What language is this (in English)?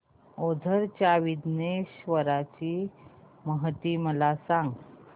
Marathi